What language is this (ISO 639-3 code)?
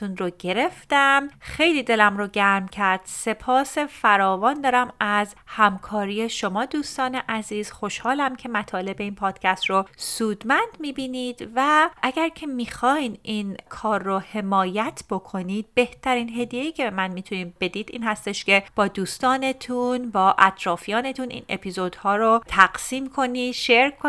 fas